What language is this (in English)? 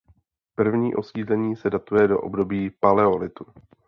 Czech